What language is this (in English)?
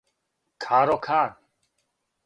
Serbian